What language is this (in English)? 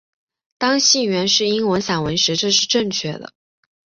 Chinese